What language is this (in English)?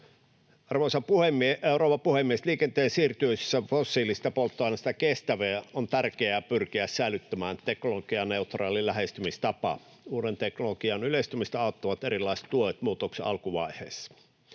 Finnish